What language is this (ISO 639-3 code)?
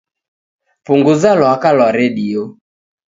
dav